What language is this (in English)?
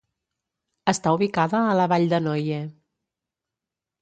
Catalan